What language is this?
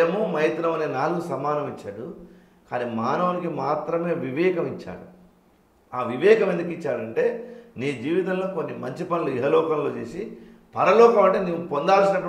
Telugu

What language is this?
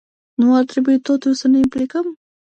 Romanian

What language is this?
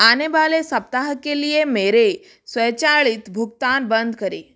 Hindi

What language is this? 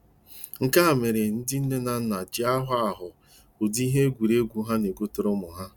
Igbo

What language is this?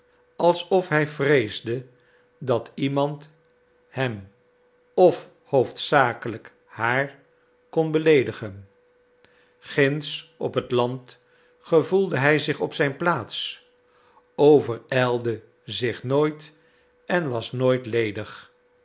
Dutch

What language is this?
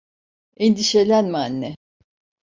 Turkish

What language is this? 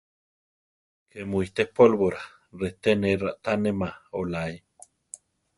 Central Tarahumara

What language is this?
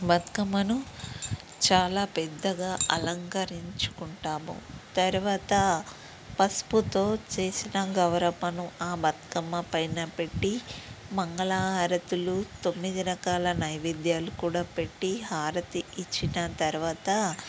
Telugu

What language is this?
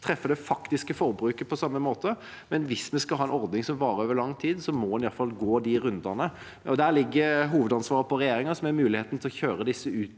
Norwegian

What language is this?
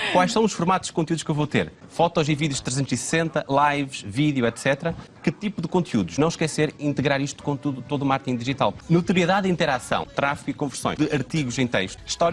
Portuguese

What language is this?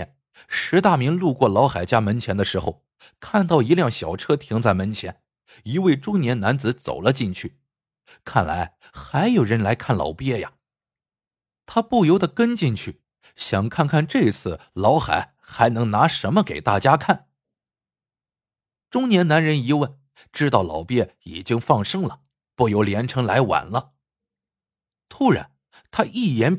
Chinese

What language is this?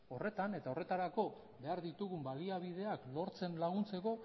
Basque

